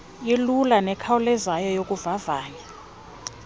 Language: Xhosa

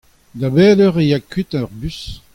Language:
Breton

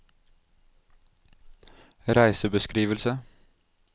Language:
Norwegian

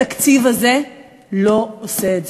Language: Hebrew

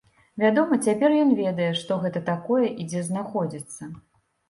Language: Belarusian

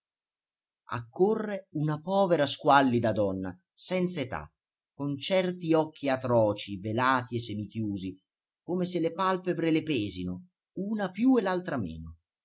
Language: Italian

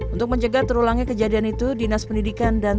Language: Indonesian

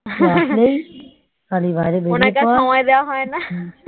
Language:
Bangla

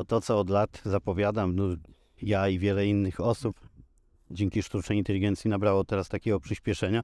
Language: Polish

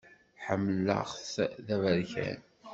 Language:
Kabyle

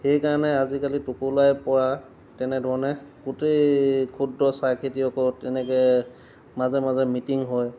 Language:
Assamese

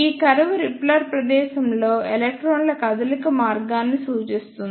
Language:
Telugu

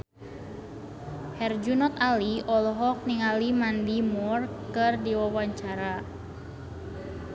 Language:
Sundanese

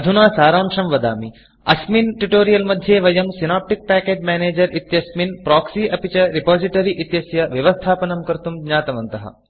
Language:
Sanskrit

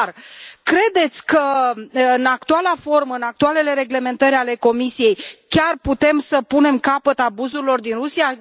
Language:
Romanian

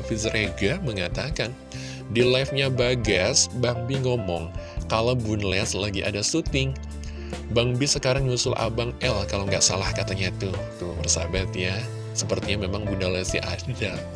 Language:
Indonesian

